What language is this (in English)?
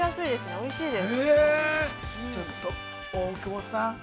Japanese